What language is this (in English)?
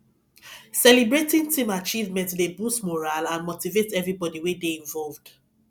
Nigerian Pidgin